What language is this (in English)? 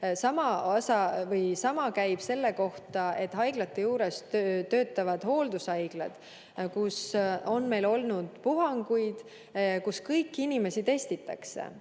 Estonian